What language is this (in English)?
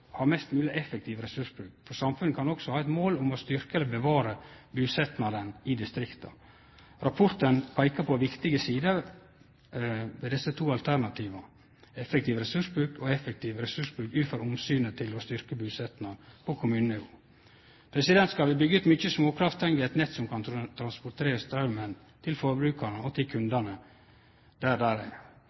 Norwegian Nynorsk